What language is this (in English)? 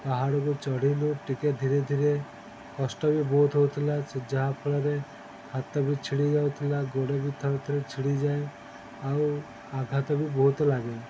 Odia